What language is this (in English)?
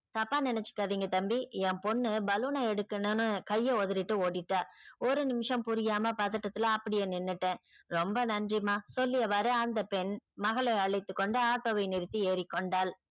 Tamil